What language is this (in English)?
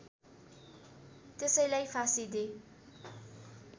Nepali